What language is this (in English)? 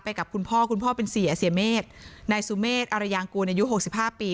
Thai